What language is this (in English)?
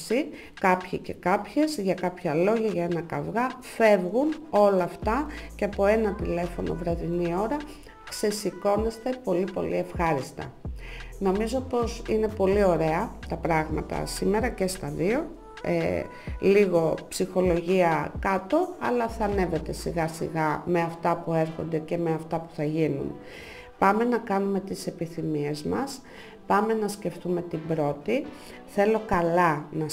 Greek